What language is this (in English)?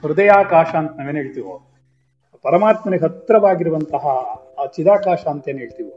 Kannada